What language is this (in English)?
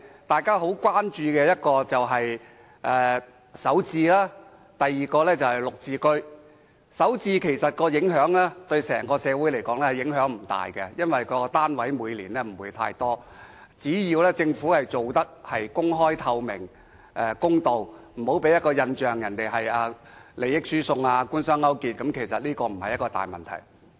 Cantonese